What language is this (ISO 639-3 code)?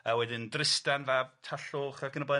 cym